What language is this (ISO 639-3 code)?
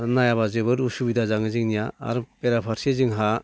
brx